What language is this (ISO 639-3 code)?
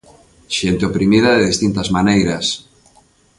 glg